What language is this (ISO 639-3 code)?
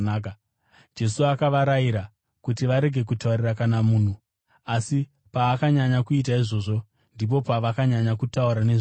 sna